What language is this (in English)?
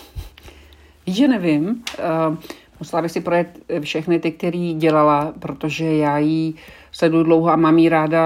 Czech